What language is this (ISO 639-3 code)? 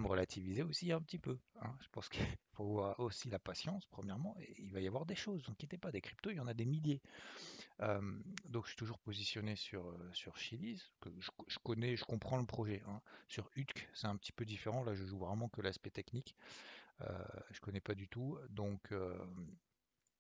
fra